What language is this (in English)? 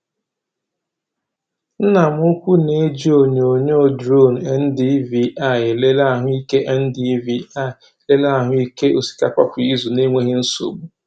Igbo